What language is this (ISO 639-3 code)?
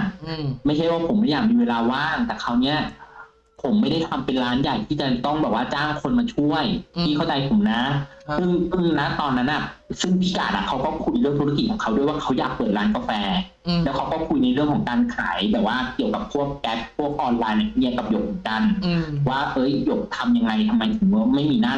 tha